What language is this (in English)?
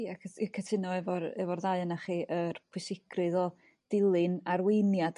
Welsh